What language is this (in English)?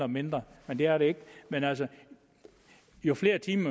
Danish